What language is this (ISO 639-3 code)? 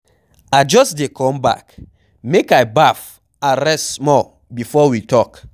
pcm